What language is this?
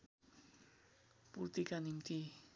Nepali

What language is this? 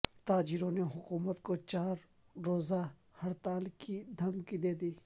Urdu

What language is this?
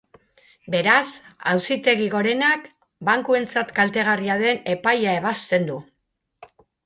Basque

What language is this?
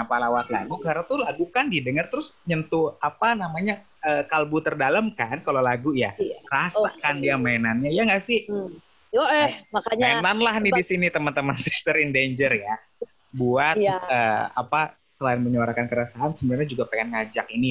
Indonesian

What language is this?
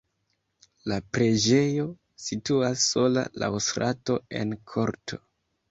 Esperanto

